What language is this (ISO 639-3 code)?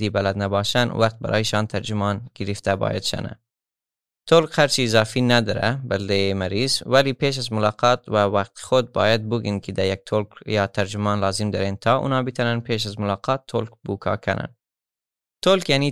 fas